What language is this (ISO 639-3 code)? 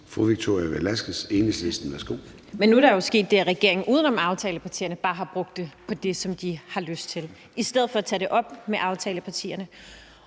dan